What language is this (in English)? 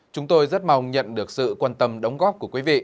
Vietnamese